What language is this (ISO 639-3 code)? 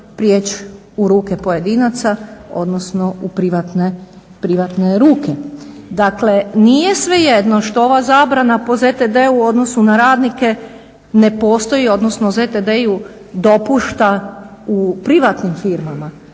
hrv